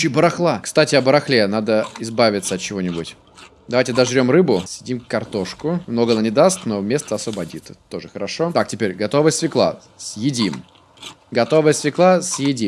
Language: Russian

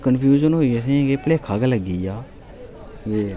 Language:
Dogri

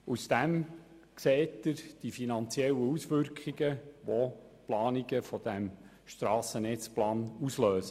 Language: Swiss German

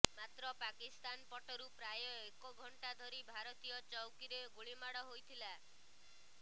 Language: Odia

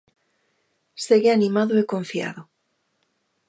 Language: Galician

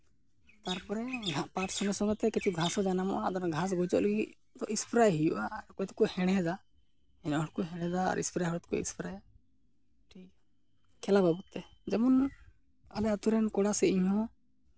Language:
Santali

